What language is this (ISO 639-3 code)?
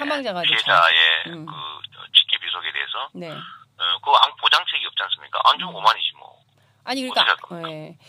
kor